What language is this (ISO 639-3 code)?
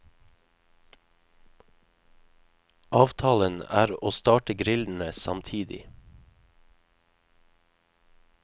nor